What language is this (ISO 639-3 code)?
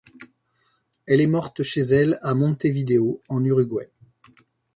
fra